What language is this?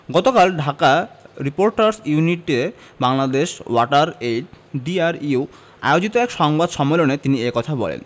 Bangla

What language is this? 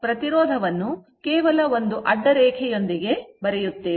Kannada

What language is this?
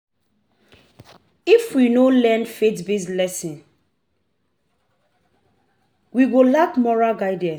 Nigerian Pidgin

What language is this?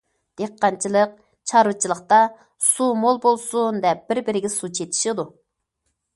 Uyghur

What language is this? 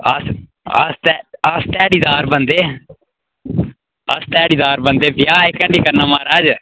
Dogri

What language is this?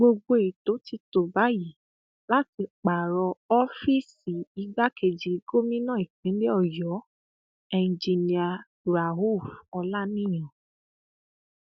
Yoruba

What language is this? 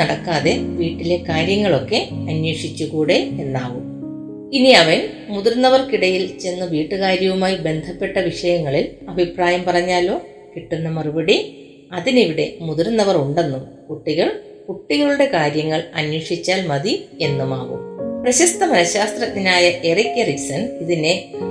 Malayalam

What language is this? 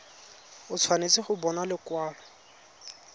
Tswana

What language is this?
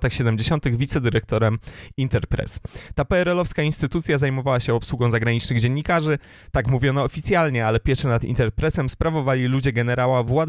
Polish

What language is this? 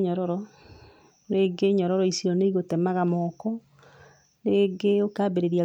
Kikuyu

